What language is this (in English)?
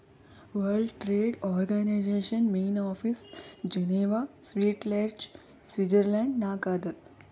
Kannada